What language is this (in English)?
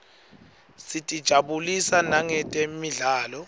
Swati